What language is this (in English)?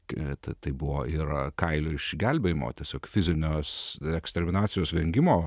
Lithuanian